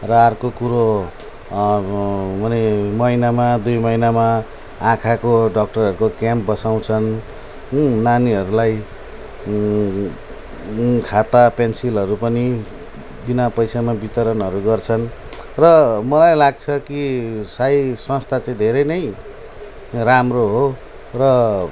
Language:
Nepali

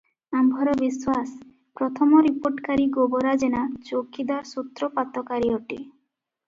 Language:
Odia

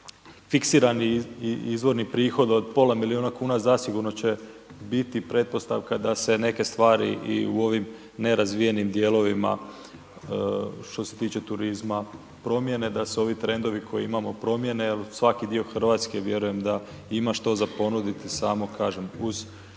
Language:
Croatian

